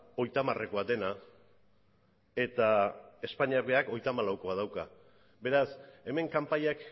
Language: Basque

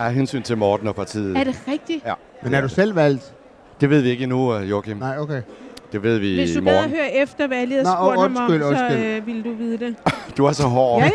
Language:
Danish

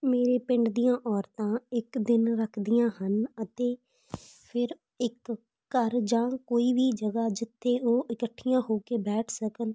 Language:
Punjabi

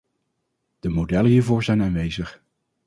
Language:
Dutch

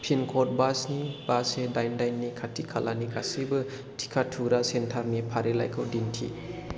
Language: Bodo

